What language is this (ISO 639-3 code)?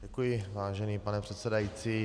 ces